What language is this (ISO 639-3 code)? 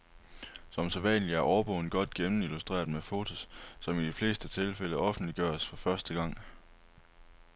dan